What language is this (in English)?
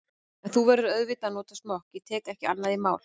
Icelandic